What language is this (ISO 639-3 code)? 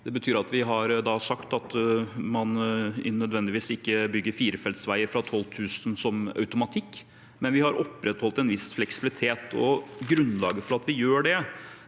nor